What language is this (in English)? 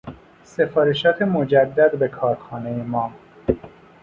Persian